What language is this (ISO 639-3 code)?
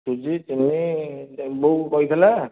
ori